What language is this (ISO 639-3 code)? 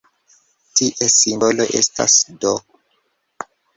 epo